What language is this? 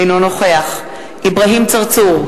Hebrew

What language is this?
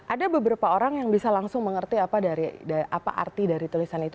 Indonesian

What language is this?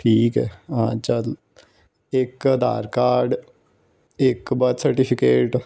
Punjabi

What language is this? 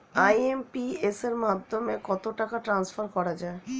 Bangla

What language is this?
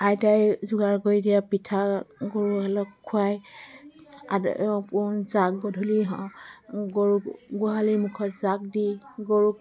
Assamese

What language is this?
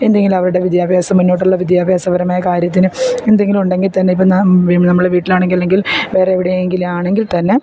Malayalam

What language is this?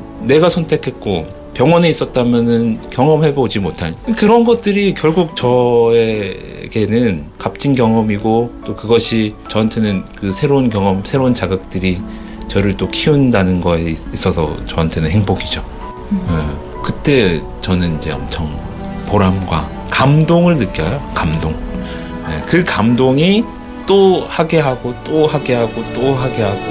Korean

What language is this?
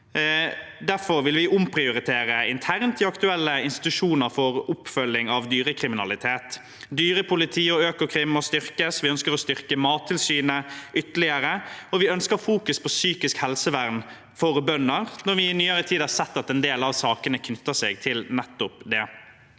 Norwegian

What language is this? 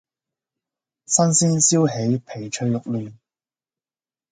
Cantonese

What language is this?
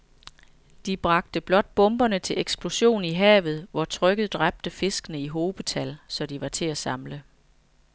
Danish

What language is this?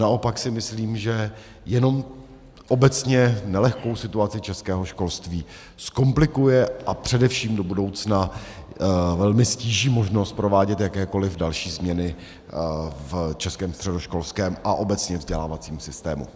Czech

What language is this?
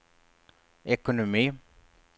Swedish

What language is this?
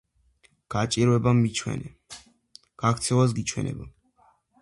Georgian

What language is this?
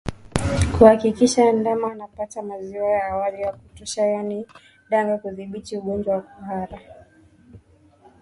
Swahili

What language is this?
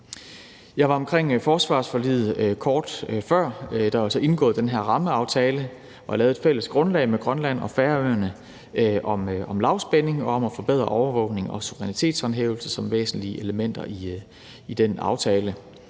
Danish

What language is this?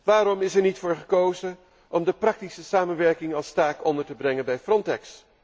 Dutch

